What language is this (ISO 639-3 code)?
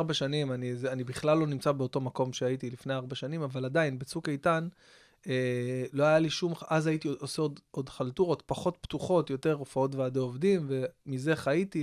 heb